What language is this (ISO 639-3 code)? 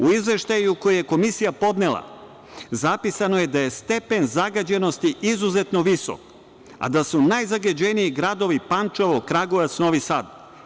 srp